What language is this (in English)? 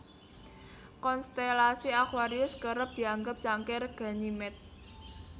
Javanese